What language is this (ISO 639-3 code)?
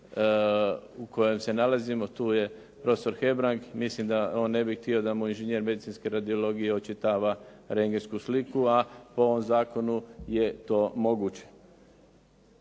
hrv